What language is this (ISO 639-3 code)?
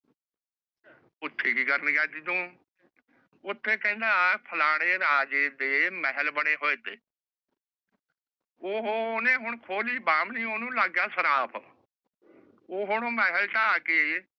pan